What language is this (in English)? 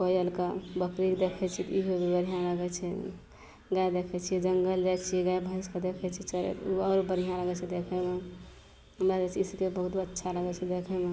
Maithili